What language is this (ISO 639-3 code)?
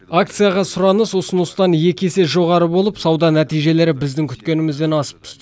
kaz